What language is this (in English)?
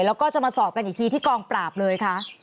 Thai